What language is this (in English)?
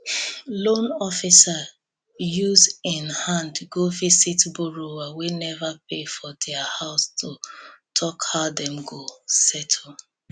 Nigerian Pidgin